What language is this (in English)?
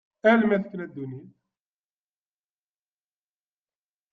Kabyle